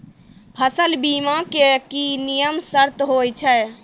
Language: Maithili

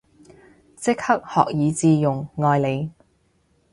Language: Cantonese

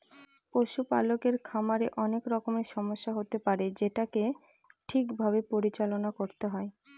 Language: Bangla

